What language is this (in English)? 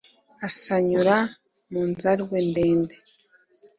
Kinyarwanda